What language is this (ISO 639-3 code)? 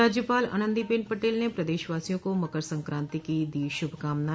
hin